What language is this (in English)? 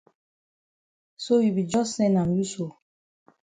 Cameroon Pidgin